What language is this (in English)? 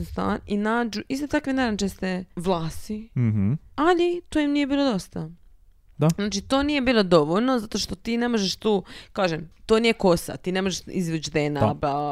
Croatian